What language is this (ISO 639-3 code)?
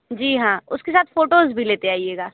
hin